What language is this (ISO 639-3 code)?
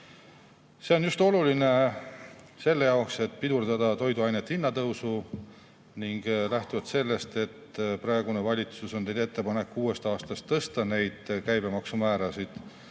est